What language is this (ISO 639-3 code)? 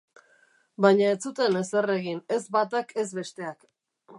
eus